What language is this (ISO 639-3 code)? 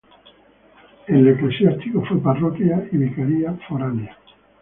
spa